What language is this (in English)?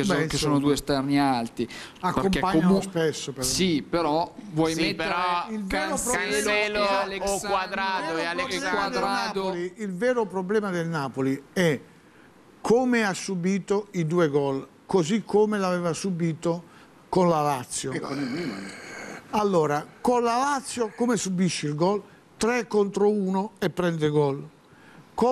Italian